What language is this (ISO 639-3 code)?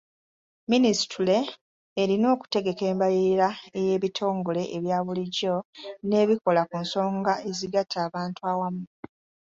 lug